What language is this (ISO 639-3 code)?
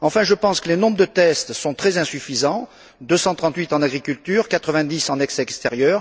fra